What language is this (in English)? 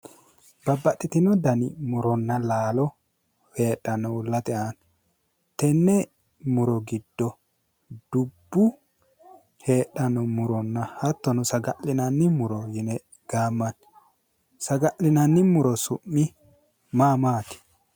Sidamo